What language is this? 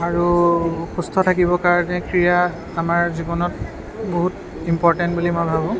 Assamese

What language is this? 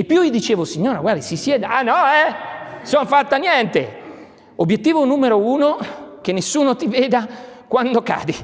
Italian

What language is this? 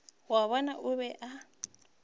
Northern Sotho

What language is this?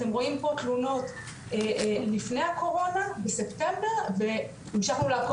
Hebrew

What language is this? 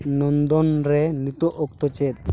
Santali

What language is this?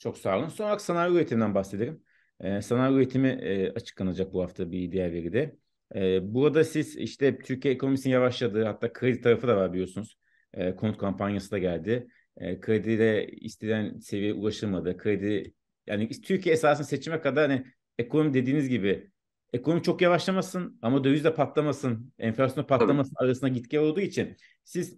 Turkish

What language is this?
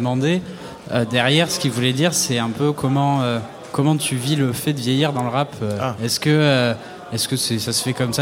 French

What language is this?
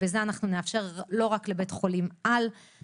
Hebrew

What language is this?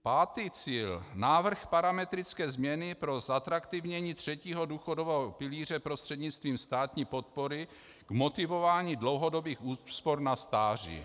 Czech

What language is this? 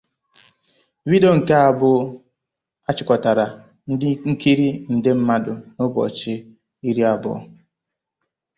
Igbo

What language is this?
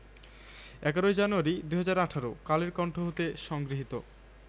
Bangla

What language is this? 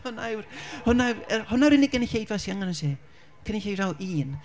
Welsh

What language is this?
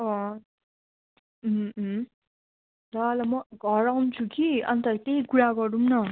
Nepali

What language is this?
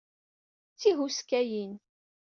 Kabyle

